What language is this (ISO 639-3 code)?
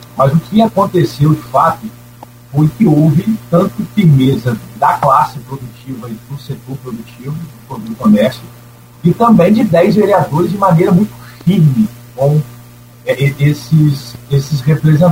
por